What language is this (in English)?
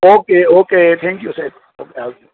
Gujarati